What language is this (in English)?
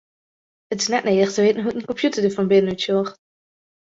Western Frisian